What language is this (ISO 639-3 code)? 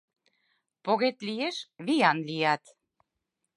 chm